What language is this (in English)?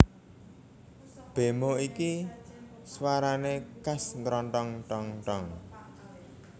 Javanese